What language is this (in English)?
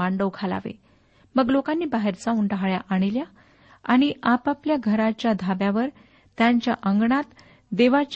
Marathi